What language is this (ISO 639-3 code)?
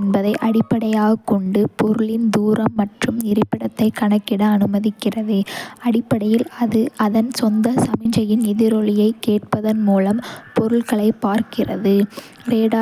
kfe